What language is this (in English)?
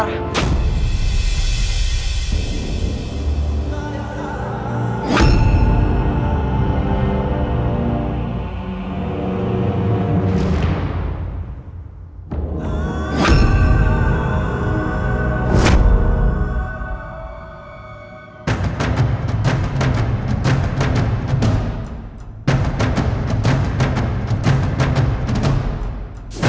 Indonesian